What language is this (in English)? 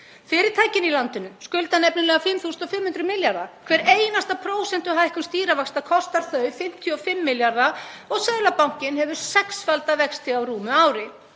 Icelandic